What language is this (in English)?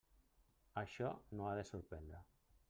Catalan